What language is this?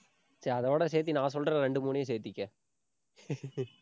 Tamil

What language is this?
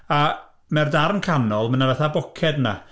Welsh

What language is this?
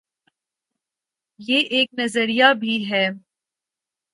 Urdu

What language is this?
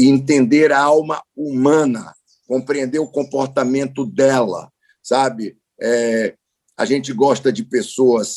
Portuguese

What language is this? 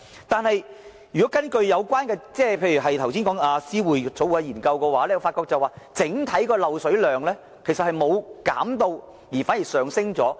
Cantonese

